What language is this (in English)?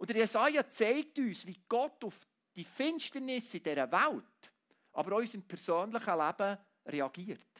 German